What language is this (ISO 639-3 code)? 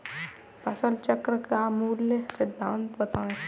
hin